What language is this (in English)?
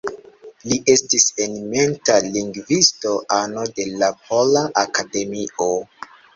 Esperanto